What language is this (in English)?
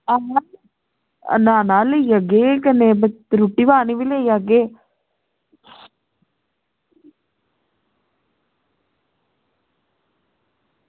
Dogri